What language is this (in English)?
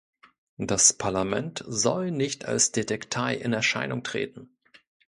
German